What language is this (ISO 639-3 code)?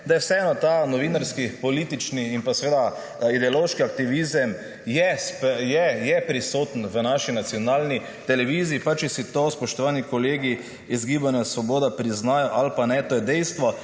slv